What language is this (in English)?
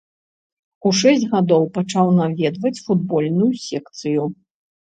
Belarusian